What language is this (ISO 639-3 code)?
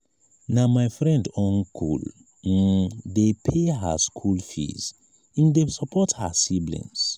pcm